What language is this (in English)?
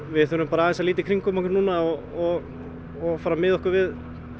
Icelandic